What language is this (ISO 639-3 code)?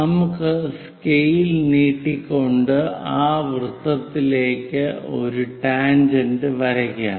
mal